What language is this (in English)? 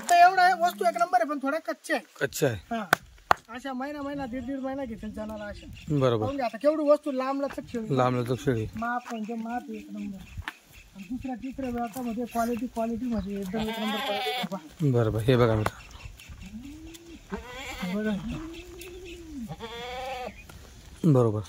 Marathi